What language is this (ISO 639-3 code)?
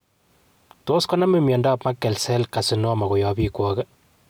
kln